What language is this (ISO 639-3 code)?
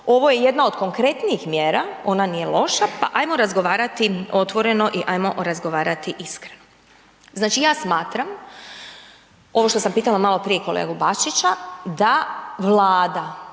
hrv